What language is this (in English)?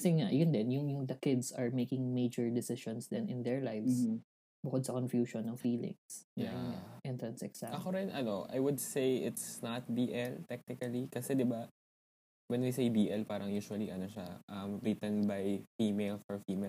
Filipino